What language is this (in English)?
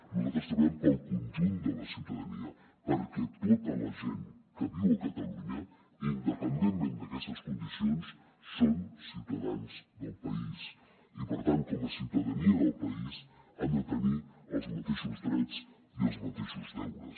Catalan